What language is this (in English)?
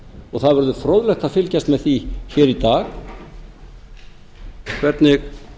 Icelandic